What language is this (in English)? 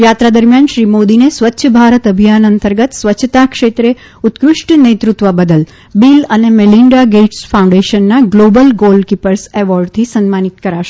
Gujarati